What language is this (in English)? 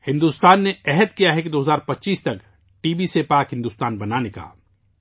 Urdu